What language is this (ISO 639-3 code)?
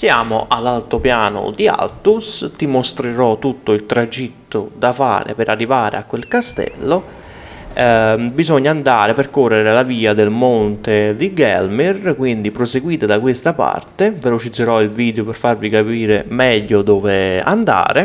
ita